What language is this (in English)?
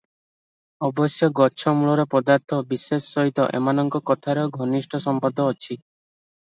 Odia